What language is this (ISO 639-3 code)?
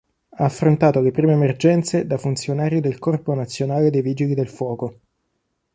ita